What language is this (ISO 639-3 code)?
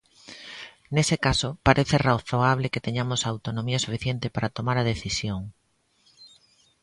glg